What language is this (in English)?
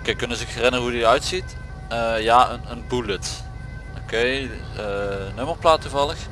Dutch